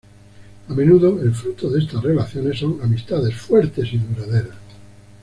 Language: Spanish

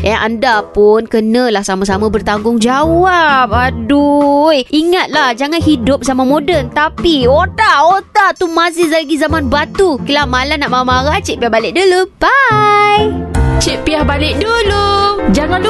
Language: Malay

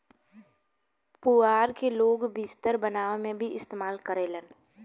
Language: Bhojpuri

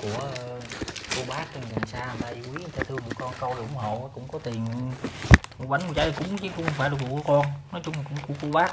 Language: Vietnamese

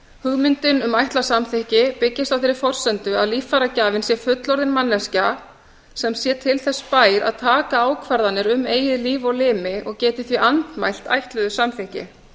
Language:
Icelandic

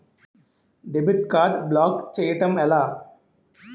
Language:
Telugu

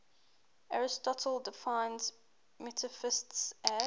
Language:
English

